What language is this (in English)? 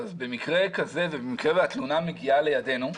Hebrew